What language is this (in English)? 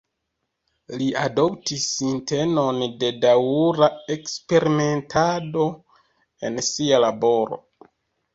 Esperanto